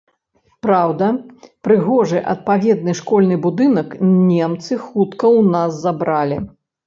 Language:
Belarusian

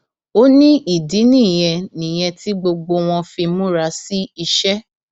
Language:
Yoruba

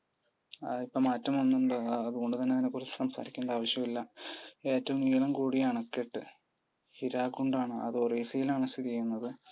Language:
Malayalam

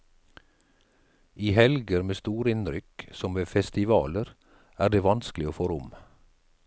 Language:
Norwegian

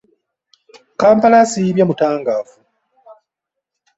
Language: Ganda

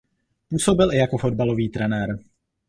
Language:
Czech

